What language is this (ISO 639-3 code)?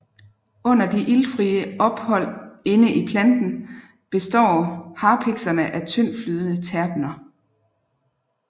dan